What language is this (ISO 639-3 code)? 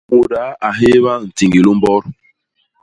bas